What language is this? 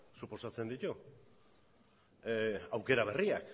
Basque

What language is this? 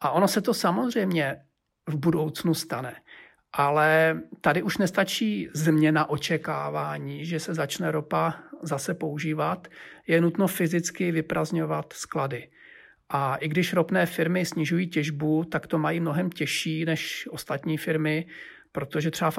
Czech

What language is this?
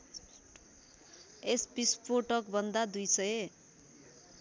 Nepali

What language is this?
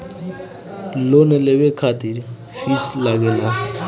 Bhojpuri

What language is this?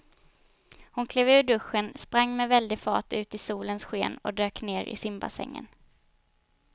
Swedish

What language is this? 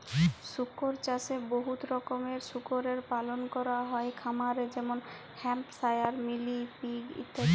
Bangla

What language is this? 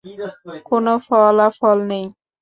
Bangla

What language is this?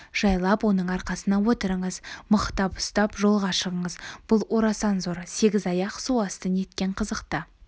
Kazakh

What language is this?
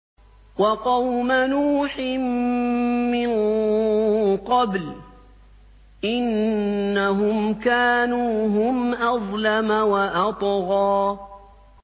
Arabic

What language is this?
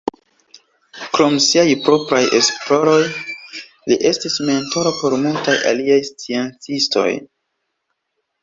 Esperanto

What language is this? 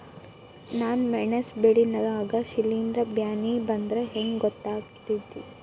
Kannada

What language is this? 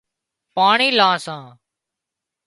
Wadiyara Koli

